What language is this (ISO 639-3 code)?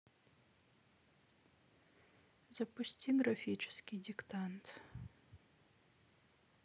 rus